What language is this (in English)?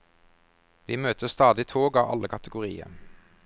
Norwegian